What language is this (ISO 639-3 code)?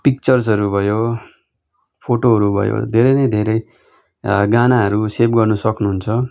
nep